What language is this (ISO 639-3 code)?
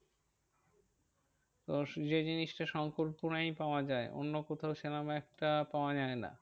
ben